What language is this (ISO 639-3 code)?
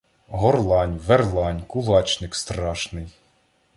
ukr